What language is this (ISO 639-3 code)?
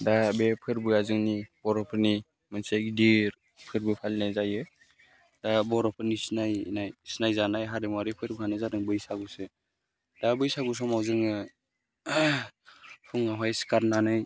brx